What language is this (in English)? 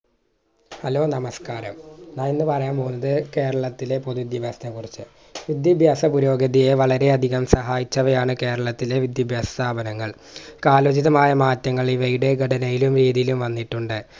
Malayalam